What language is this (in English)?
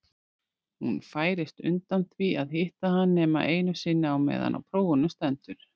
Icelandic